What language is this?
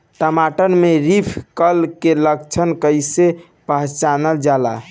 Bhojpuri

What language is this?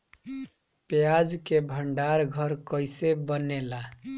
Bhojpuri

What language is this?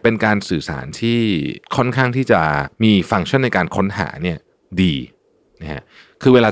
Thai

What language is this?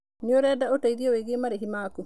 Kikuyu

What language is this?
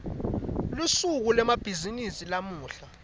Swati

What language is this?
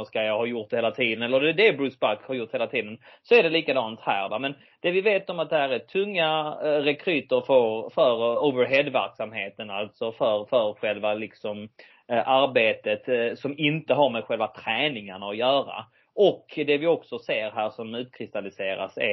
Swedish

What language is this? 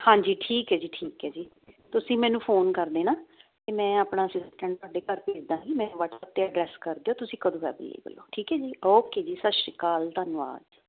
Punjabi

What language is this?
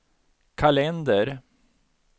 Swedish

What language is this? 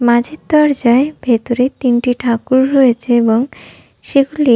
Bangla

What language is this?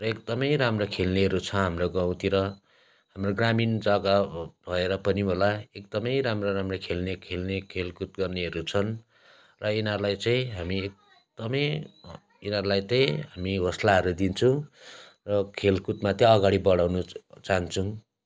Nepali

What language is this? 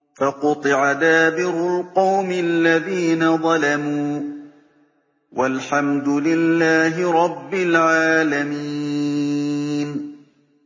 Arabic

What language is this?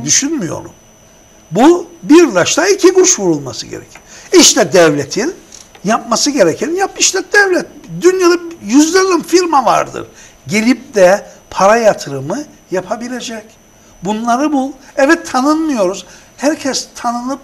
Turkish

